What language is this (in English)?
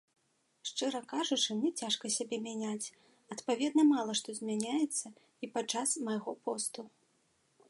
Belarusian